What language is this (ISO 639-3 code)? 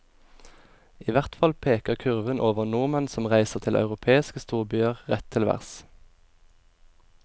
nor